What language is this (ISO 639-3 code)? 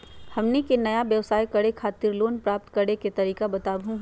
mag